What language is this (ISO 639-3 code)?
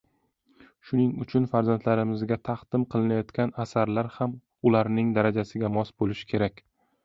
uzb